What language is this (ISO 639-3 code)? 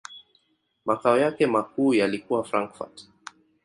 swa